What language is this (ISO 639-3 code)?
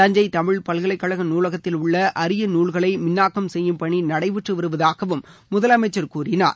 tam